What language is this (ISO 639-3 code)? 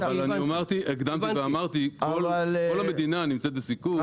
heb